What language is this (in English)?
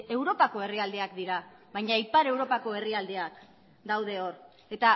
Basque